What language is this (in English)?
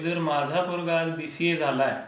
Marathi